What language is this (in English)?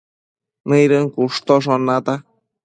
Matsés